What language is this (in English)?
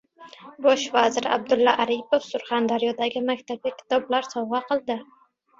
Uzbek